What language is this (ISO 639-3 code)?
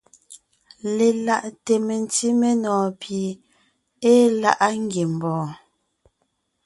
nnh